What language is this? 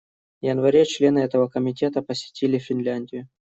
Russian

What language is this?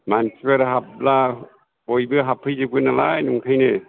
Bodo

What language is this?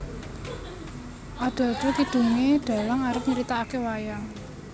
Javanese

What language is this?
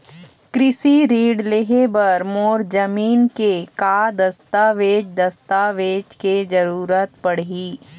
Chhattisgarhi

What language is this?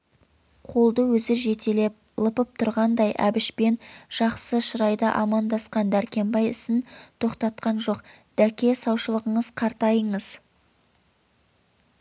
Kazakh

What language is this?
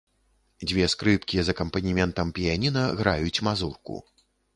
Belarusian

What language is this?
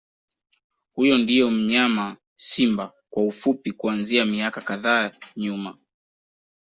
Swahili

